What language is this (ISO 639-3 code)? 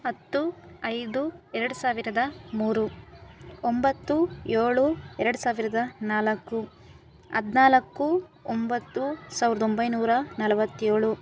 kan